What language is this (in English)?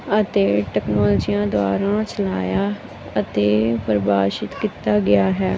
Punjabi